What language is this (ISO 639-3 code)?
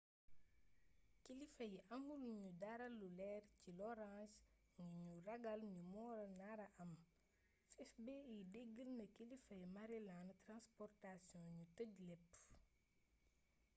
wol